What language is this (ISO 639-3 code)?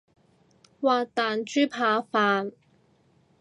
yue